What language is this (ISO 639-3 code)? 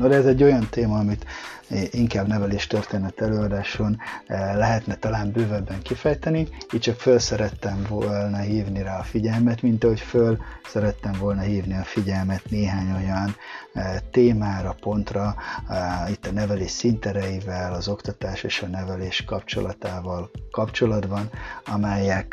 hun